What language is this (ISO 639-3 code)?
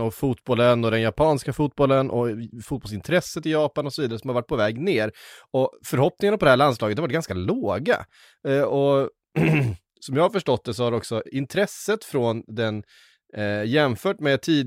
swe